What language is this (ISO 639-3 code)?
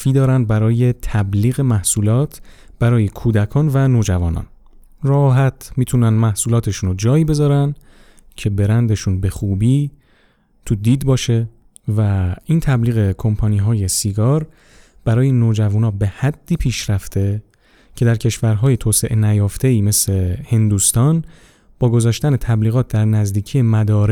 fas